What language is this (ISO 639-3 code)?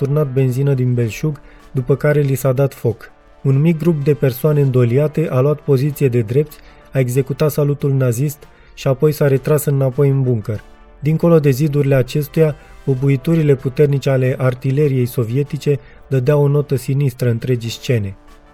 ron